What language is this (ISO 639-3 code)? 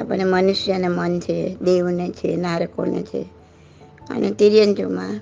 guj